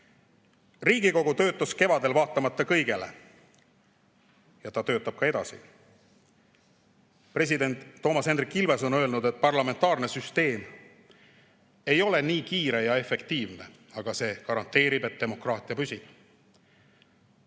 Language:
Estonian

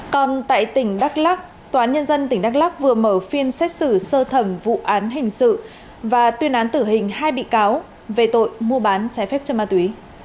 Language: Vietnamese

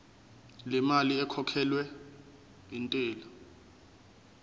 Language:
Zulu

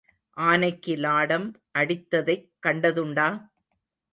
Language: Tamil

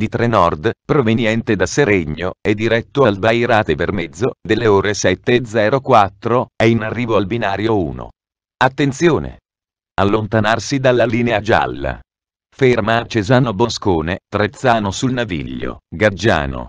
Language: Italian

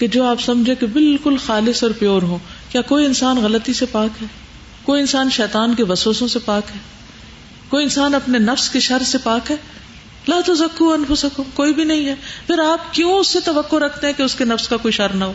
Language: Urdu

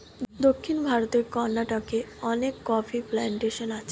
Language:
Bangla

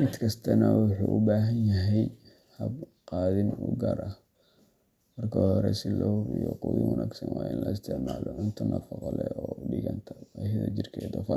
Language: Somali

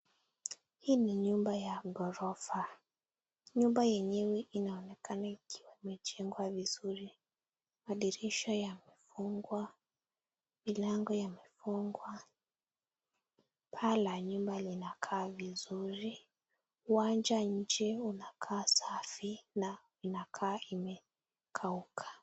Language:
Swahili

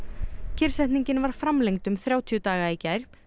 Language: Icelandic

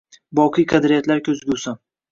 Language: Uzbek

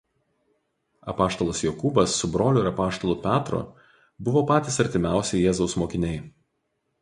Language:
Lithuanian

